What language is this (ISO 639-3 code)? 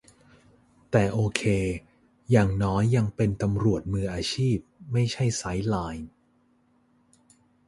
tha